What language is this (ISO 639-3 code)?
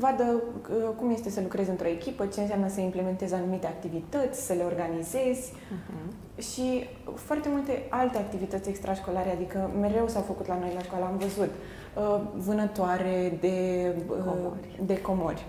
ron